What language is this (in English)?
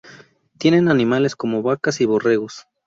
Spanish